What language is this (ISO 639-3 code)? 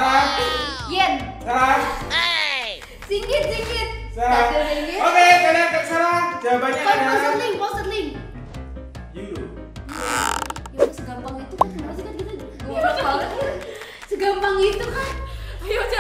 ind